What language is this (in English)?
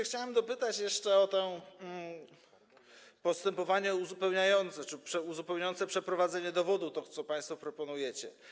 Polish